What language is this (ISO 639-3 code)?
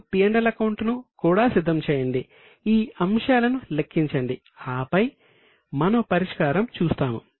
tel